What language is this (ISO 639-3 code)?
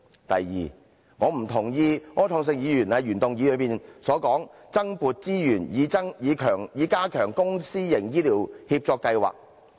yue